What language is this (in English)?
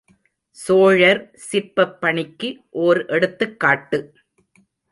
Tamil